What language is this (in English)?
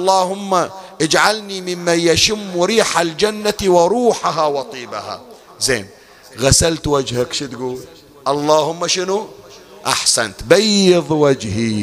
Arabic